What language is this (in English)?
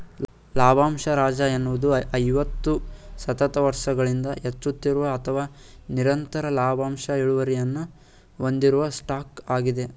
Kannada